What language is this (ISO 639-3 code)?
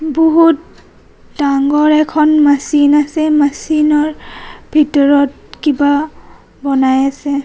asm